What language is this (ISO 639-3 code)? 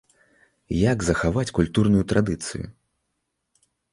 bel